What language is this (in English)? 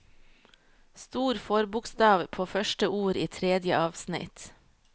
Norwegian